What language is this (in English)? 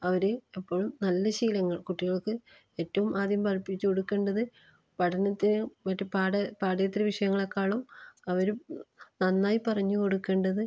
Malayalam